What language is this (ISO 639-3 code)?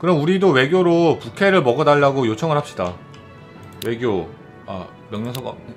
kor